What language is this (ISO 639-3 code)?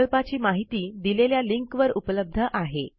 mar